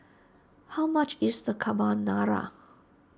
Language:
English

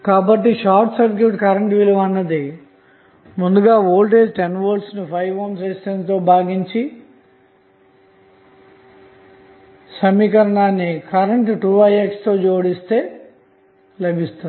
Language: Telugu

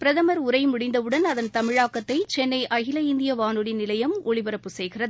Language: Tamil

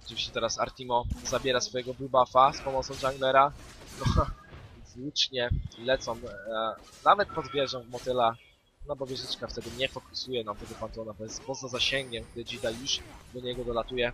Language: Polish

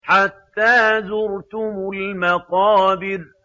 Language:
Arabic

